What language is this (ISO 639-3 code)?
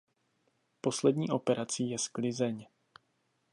ces